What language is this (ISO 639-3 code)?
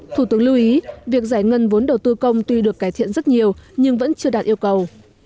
vie